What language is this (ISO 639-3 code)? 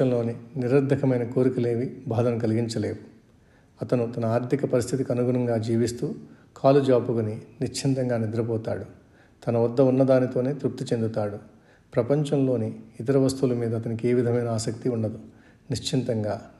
tel